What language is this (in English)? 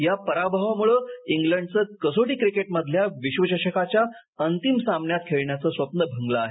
Marathi